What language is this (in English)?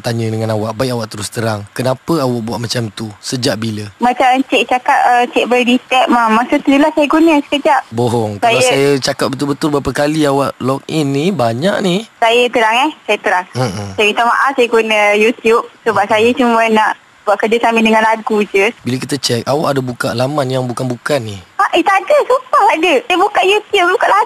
Malay